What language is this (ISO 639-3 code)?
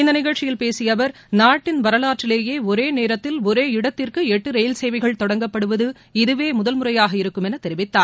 tam